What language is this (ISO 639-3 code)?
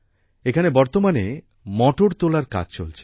ben